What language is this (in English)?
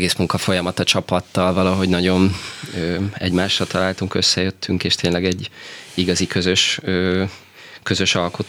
Hungarian